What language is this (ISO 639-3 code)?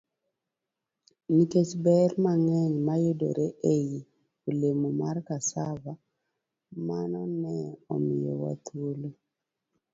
luo